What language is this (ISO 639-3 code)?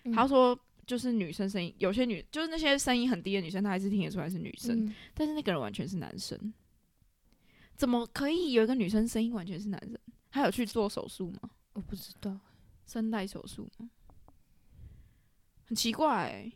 zho